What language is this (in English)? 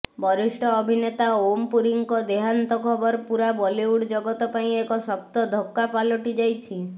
Odia